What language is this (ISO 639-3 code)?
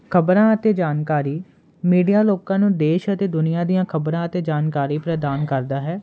pan